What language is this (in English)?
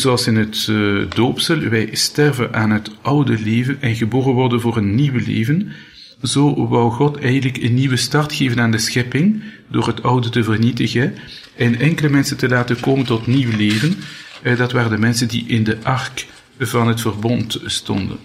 Dutch